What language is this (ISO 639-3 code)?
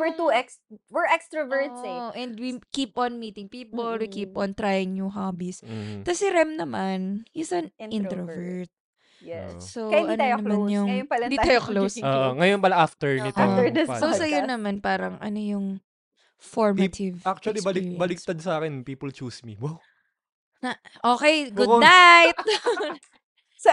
fil